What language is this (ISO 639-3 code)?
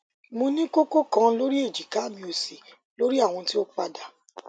yor